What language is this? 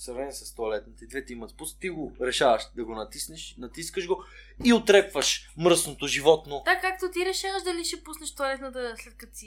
Bulgarian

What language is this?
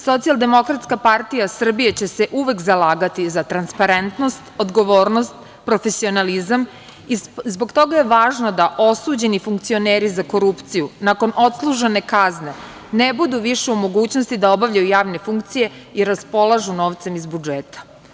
Serbian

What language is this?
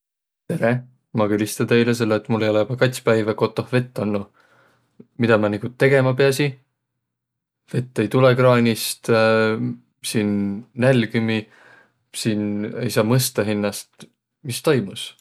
Võro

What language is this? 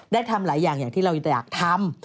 Thai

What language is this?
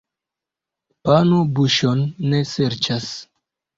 Esperanto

